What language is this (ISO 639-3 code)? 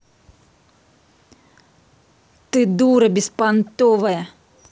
rus